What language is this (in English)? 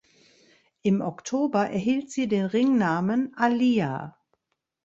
German